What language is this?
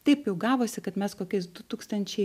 Lithuanian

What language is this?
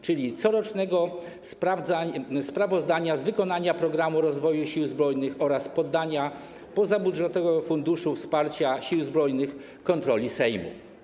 Polish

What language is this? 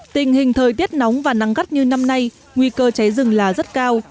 Vietnamese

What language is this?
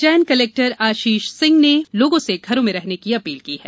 Hindi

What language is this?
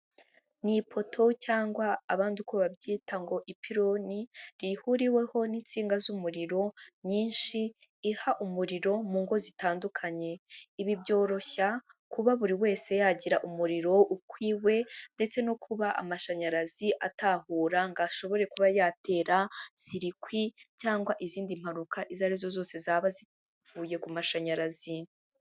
Kinyarwanda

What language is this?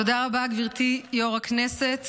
Hebrew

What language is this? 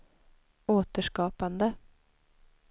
Swedish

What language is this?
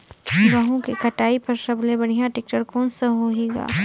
Chhattisgarhi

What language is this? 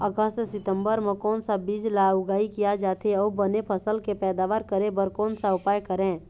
Chhattisgarhi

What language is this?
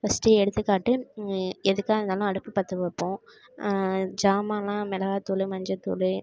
Tamil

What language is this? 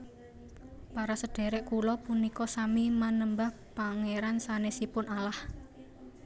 Javanese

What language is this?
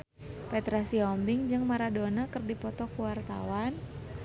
Sundanese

